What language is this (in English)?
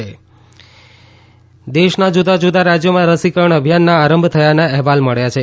Gujarati